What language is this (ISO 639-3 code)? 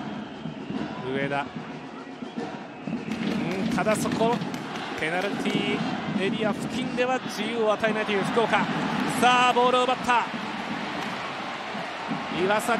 jpn